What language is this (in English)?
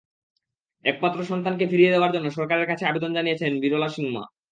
Bangla